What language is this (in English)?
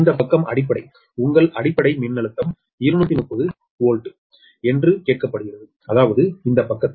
Tamil